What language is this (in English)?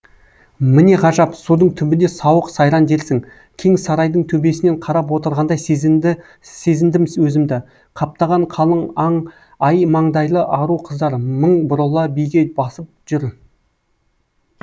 Kazakh